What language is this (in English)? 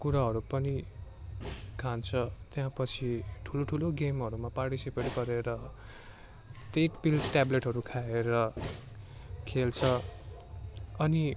Nepali